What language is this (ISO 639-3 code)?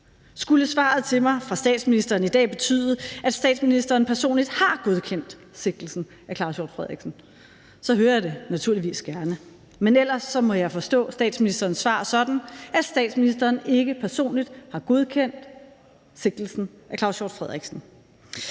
dan